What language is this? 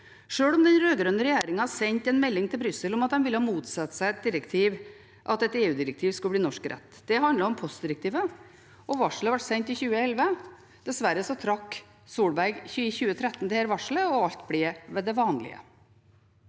Norwegian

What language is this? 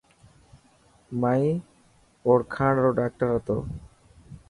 Dhatki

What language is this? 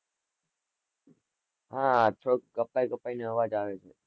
Gujarati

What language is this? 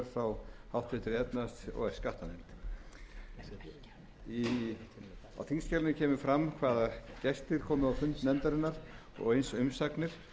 Icelandic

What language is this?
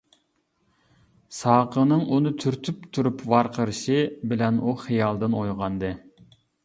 Uyghur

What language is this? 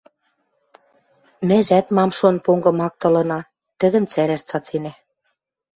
Western Mari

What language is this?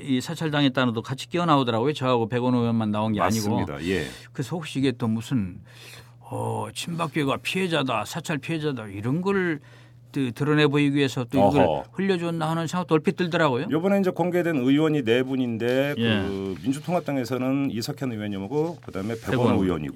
Korean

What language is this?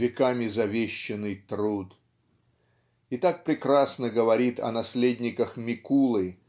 Russian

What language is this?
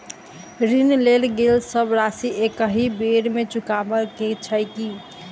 Maithili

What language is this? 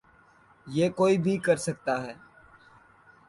Urdu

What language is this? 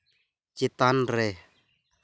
Santali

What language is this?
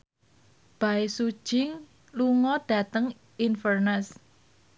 Javanese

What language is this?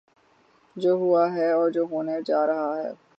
Urdu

